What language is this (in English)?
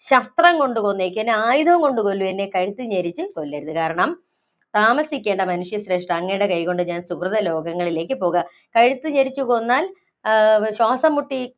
Malayalam